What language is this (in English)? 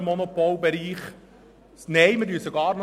Swiss German